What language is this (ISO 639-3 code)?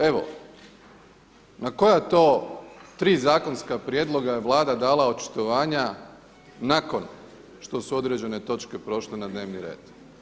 hrv